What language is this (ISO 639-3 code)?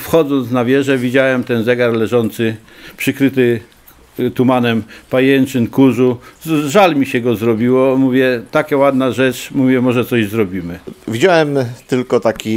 pol